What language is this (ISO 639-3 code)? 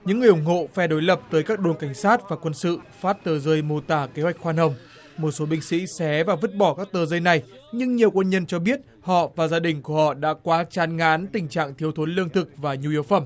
vie